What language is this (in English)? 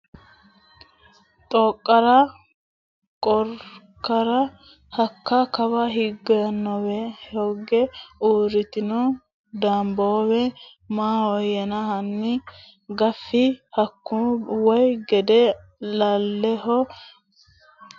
Sidamo